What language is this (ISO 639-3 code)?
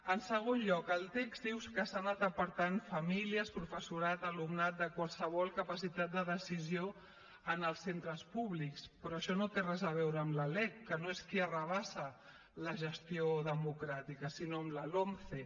cat